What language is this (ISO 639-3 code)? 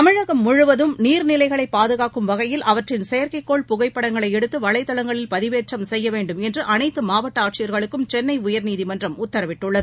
tam